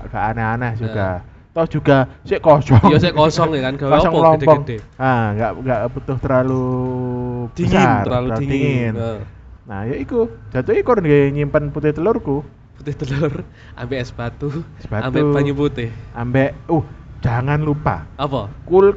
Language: Indonesian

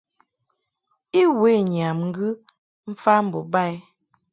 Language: Mungaka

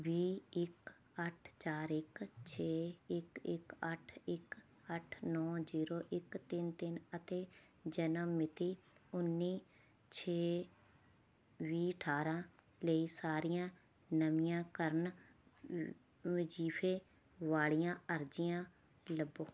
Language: Punjabi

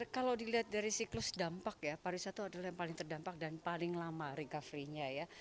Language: Indonesian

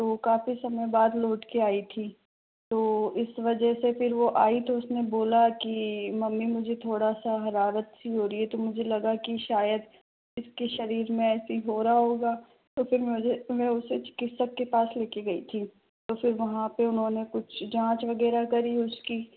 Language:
Hindi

